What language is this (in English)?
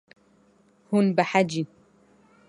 Kurdish